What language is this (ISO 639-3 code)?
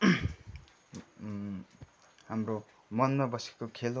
nep